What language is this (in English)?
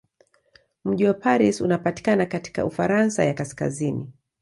Swahili